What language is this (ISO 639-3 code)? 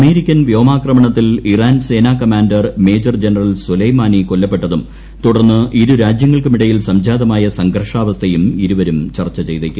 mal